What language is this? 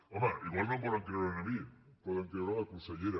Catalan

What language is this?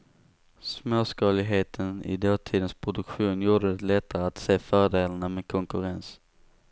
Swedish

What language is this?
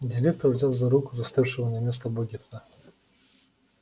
Russian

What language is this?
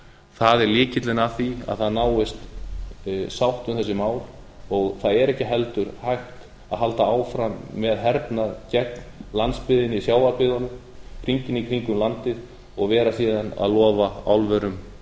Icelandic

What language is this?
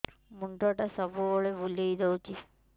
Odia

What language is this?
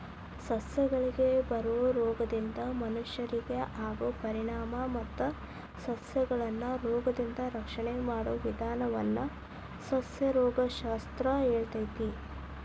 Kannada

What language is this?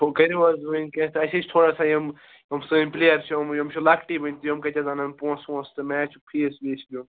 Kashmiri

